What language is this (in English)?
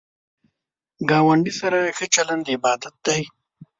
Pashto